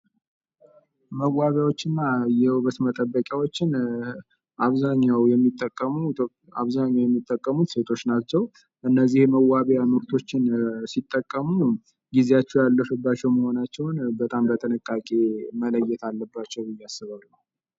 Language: Amharic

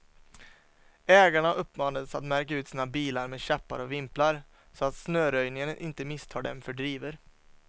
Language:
Swedish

